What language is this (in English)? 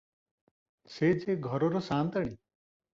Odia